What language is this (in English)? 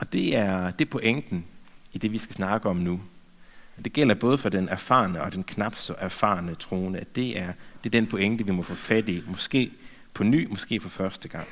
Danish